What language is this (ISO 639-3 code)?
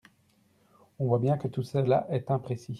fra